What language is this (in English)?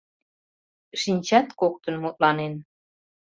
Mari